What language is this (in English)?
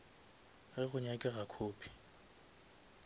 Northern Sotho